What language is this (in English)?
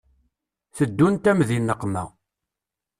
Kabyle